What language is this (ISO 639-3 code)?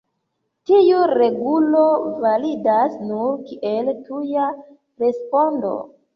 epo